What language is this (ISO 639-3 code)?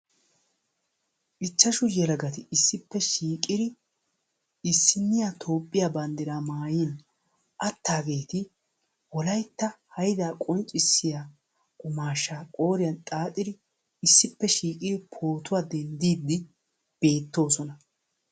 wal